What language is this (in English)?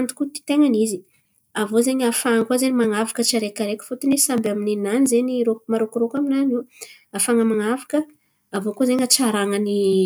Antankarana Malagasy